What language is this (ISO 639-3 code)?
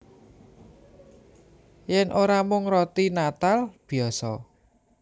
jav